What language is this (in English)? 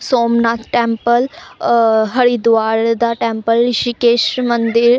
Punjabi